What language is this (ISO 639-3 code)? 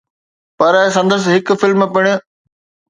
snd